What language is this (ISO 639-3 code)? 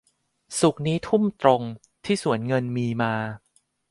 tha